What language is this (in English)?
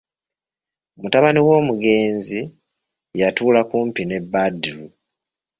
Ganda